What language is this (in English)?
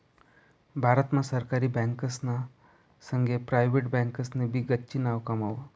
Marathi